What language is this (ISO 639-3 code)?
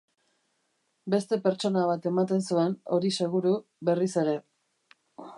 eus